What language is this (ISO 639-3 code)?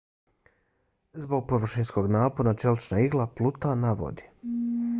bos